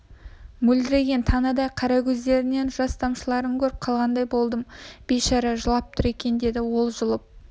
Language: Kazakh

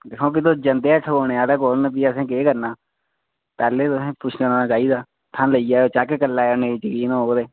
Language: Dogri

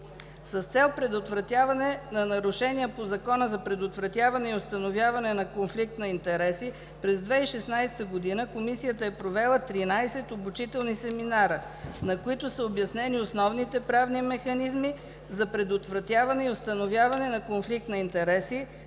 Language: Bulgarian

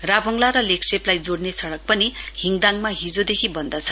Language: Nepali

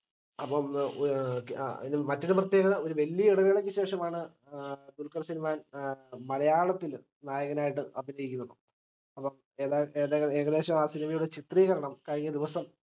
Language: Malayalam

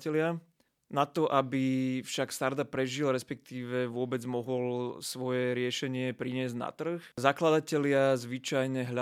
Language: Slovak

